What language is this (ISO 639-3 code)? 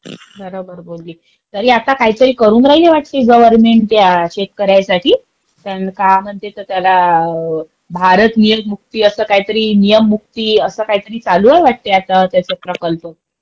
mar